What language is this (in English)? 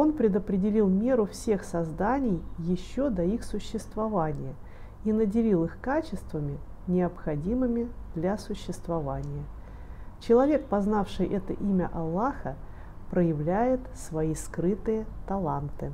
Russian